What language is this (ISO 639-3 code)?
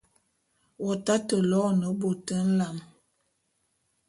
bum